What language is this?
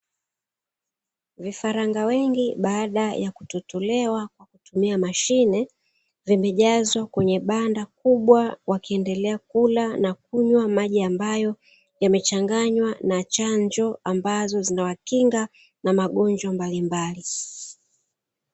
Swahili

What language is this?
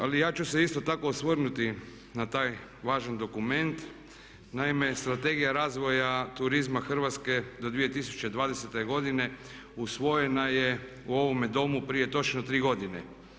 Croatian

